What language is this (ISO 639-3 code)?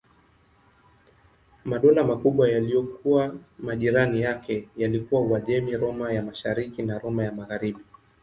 swa